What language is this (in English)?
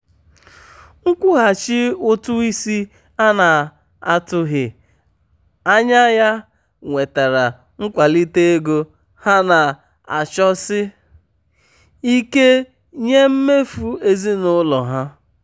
Igbo